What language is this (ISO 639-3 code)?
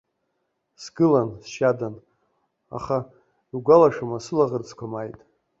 abk